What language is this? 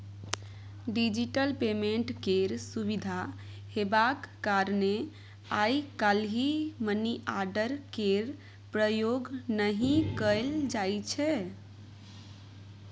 Maithili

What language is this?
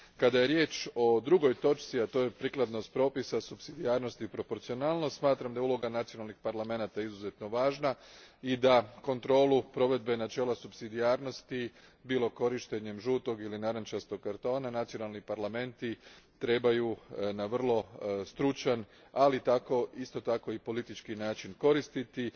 Croatian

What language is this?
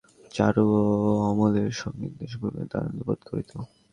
Bangla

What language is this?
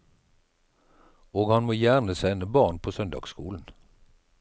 Norwegian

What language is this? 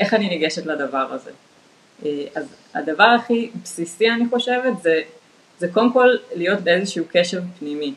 Hebrew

